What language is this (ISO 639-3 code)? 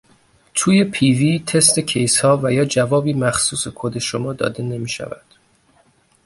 fas